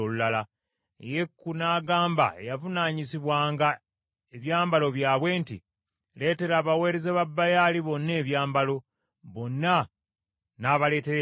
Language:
Ganda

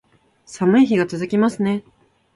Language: Japanese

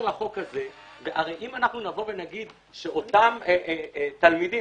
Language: Hebrew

